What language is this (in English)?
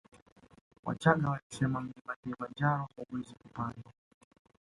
Swahili